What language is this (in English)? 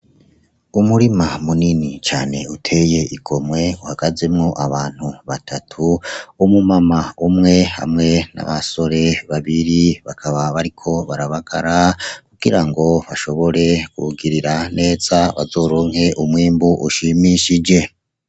Rundi